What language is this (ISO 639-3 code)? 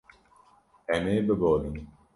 kur